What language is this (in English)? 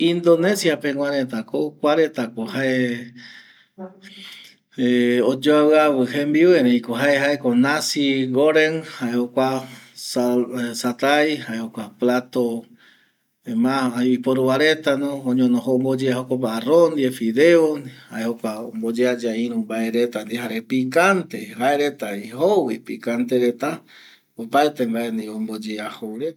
Eastern Bolivian Guaraní